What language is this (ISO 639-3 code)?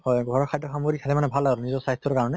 asm